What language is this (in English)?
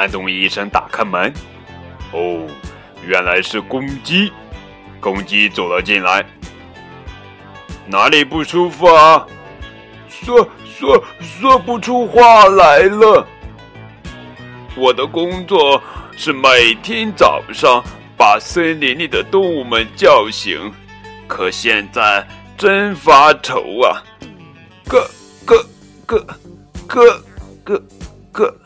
Chinese